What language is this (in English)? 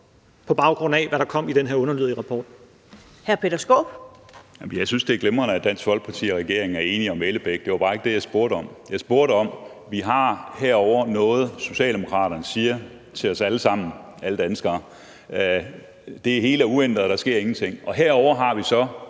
Danish